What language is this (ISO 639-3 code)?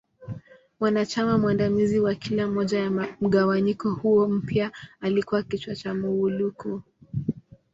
swa